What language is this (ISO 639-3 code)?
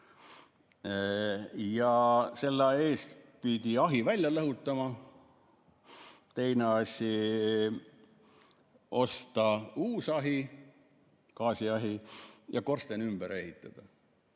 est